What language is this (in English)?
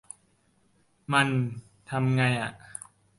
Thai